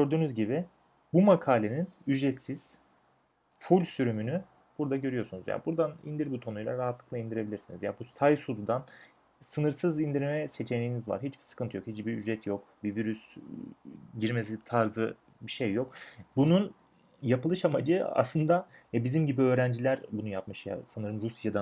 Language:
Turkish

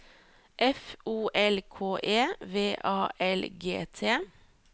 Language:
Norwegian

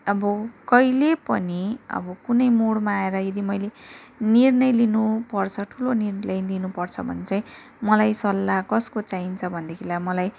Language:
Nepali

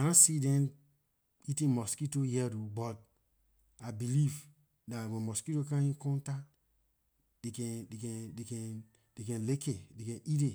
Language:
Liberian English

